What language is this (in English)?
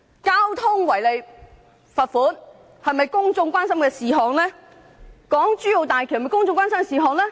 Cantonese